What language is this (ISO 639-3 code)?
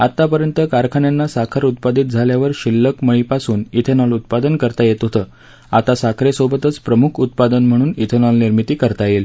mar